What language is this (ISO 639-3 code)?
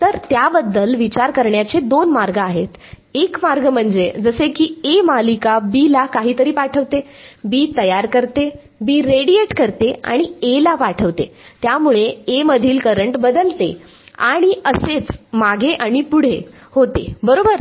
mar